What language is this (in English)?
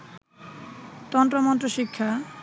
Bangla